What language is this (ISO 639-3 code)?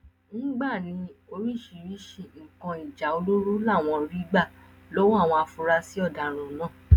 yor